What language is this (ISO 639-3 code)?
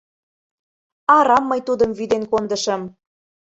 chm